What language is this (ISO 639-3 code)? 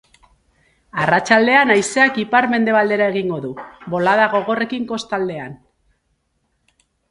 eus